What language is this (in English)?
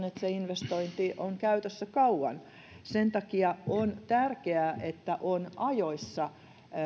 Finnish